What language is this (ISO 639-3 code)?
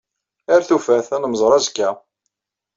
kab